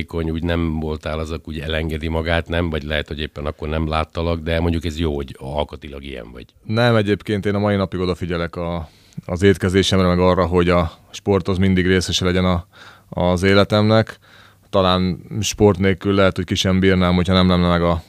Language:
Hungarian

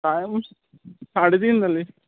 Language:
Konkani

